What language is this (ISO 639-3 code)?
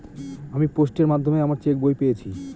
ben